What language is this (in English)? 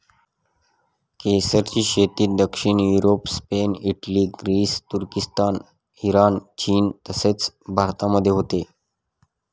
Marathi